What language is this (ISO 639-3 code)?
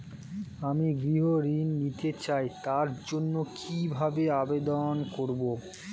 ben